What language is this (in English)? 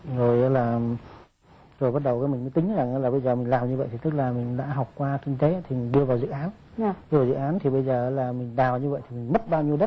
Vietnamese